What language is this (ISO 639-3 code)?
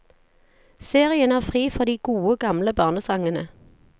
nor